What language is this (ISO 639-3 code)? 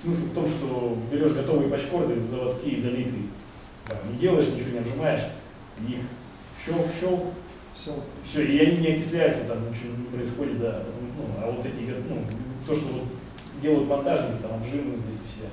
rus